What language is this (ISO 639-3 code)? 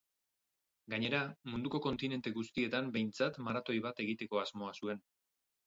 eus